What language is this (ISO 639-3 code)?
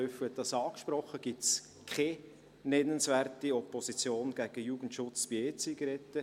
gsw